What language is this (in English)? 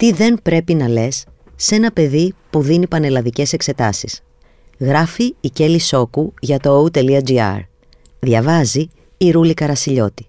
Greek